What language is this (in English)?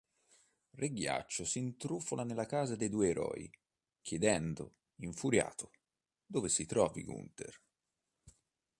Italian